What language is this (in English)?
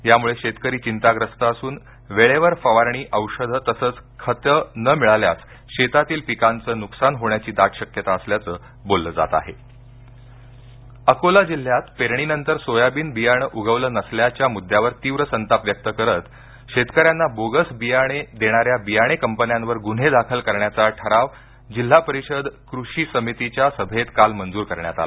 Marathi